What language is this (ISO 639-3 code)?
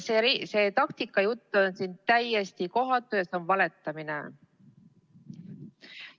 est